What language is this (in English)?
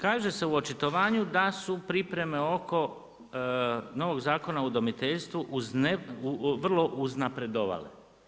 Croatian